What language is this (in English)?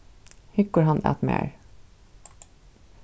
Faroese